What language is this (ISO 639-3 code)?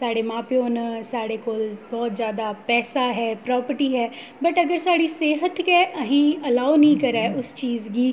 doi